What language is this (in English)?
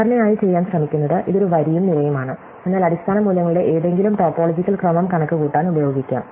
Malayalam